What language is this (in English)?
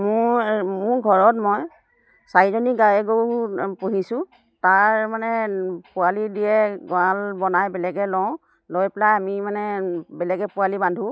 Assamese